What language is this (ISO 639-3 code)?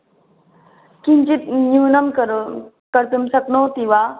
san